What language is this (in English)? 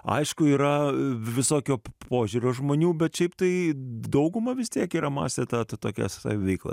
Lithuanian